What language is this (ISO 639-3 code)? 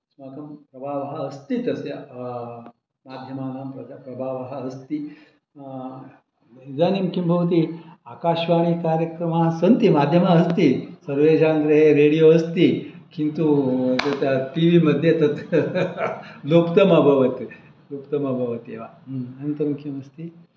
san